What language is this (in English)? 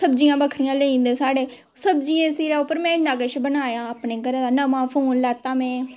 Dogri